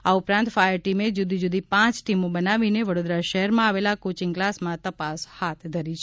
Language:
Gujarati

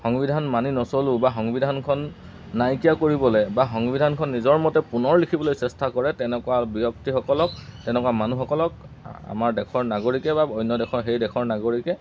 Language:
Assamese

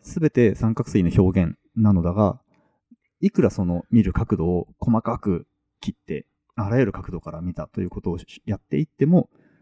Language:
Japanese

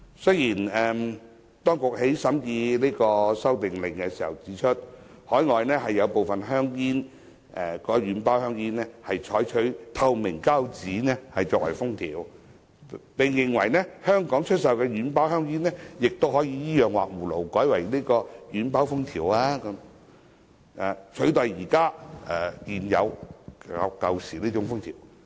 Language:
Cantonese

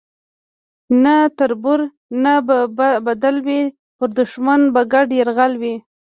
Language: Pashto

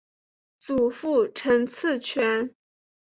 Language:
Chinese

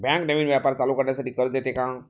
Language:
Marathi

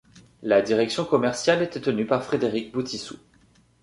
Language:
French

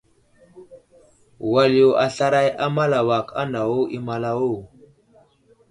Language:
Wuzlam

